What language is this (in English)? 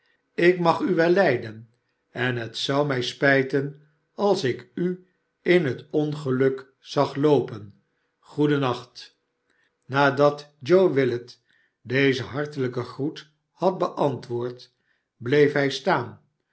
Dutch